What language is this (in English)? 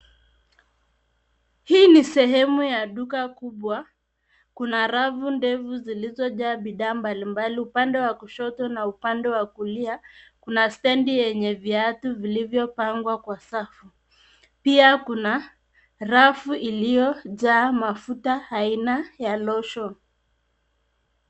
Swahili